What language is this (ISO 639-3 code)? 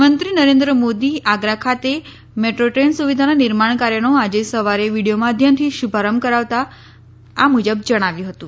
guj